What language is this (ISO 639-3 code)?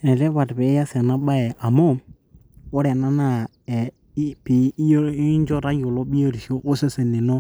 mas